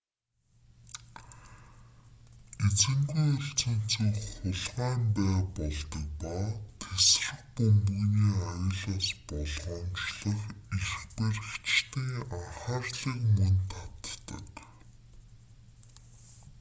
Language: Mongolian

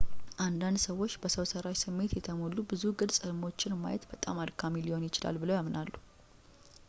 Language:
Amharic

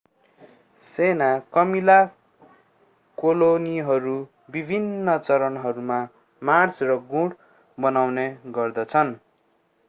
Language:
Nepali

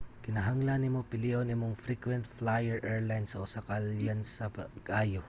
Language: Cebuano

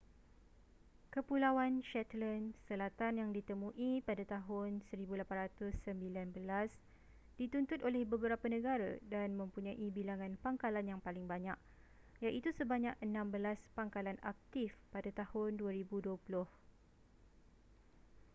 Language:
Malay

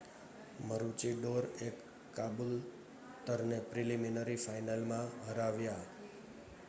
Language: Gujarati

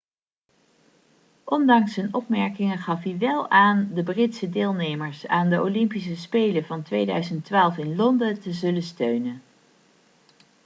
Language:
Dutch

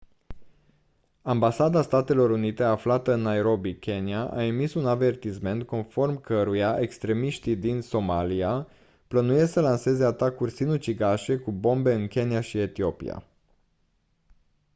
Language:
Romanian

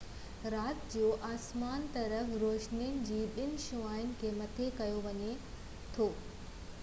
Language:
Sindhi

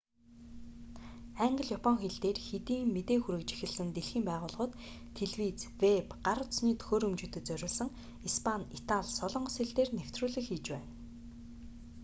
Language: Mongolian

